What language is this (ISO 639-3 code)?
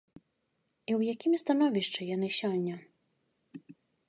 bel